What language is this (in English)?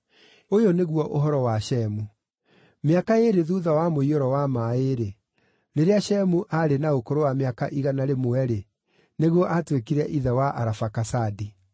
Kikuyu